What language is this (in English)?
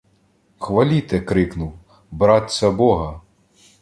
Ukrainian